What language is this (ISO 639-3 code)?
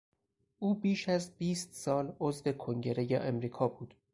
fas